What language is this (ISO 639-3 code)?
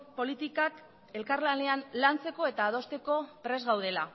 eus